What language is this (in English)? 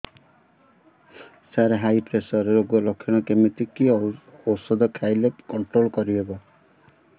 Odia